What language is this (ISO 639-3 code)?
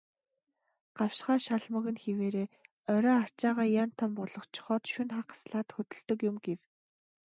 mon